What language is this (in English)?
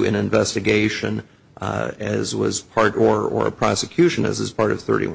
English